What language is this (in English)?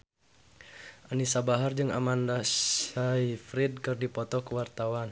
Sundanese